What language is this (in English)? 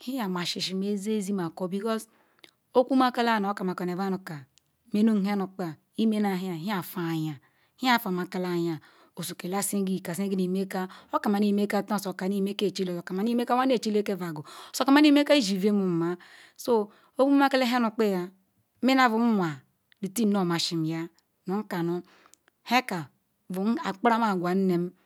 Ikwere